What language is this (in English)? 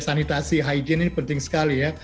Indonesian